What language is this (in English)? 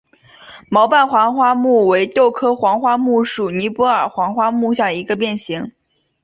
Chinese